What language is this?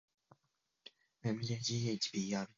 Japanese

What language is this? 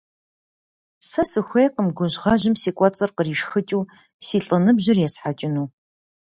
Kabardian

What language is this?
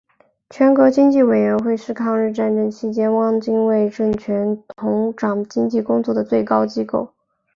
Chinese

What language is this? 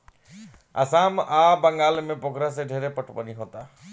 Bhojpuri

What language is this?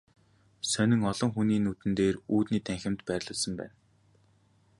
Mongolian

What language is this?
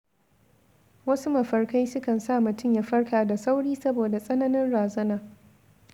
Hausa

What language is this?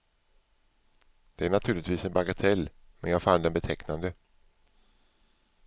Swedish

